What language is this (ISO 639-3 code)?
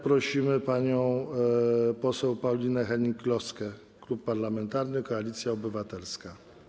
pol